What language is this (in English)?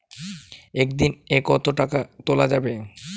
Bangla